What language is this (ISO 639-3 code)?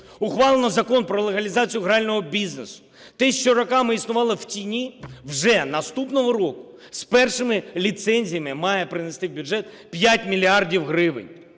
ukr